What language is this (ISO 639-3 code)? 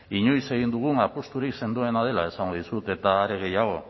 eus